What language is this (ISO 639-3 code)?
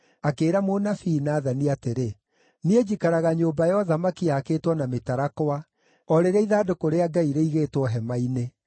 kik